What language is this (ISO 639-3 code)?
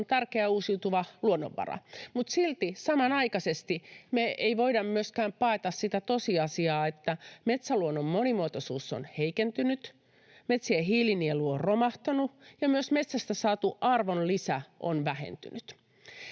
fin